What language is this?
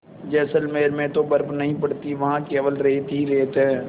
Hindi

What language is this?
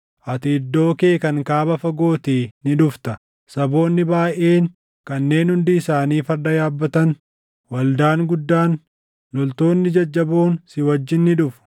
Oromo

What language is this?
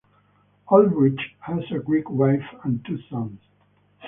English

